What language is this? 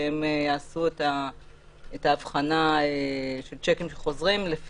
Hebrew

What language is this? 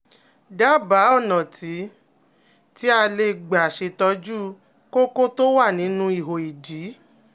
Yoruba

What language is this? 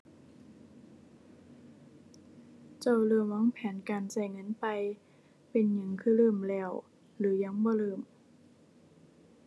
Thai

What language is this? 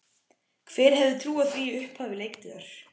Icelandic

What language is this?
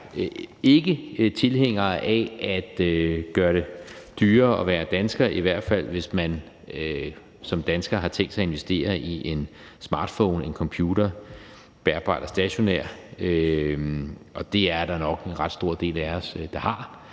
Danish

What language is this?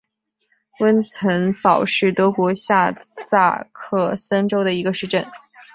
Chinese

